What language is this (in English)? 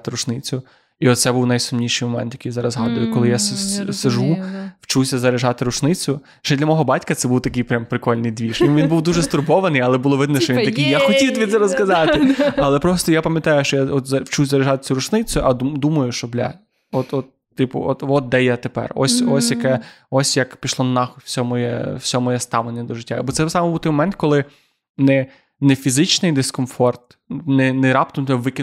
Ukrainian